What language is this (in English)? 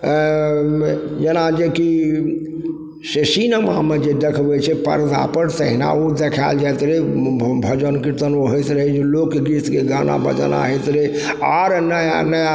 Maithili